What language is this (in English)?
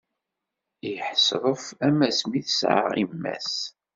Kabyle